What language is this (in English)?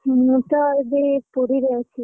Odia